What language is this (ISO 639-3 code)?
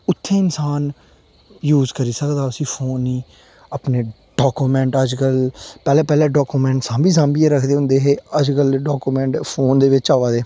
doi